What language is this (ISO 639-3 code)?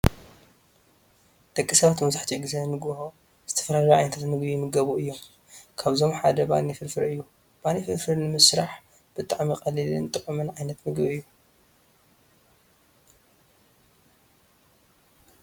tir